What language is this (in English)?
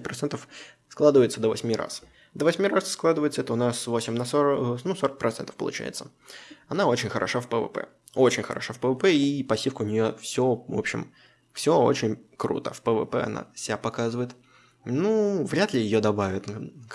Russian